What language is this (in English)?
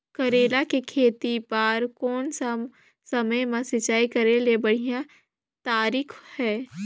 Chhattisgarhi